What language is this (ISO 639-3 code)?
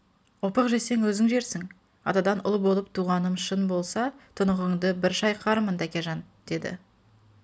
kaz